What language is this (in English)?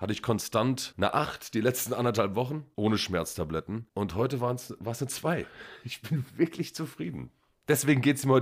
German